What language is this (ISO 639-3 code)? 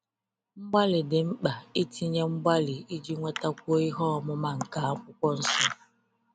ibo